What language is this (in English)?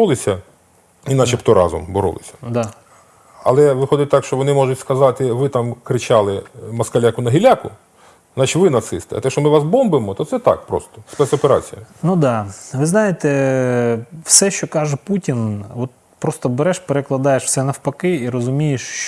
Ukrainian